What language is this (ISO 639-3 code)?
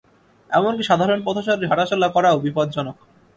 ben